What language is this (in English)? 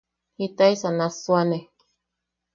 Yaqui